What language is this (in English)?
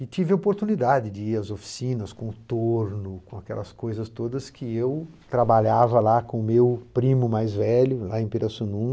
Portuguese